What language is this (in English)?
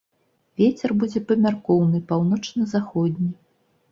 Belarusian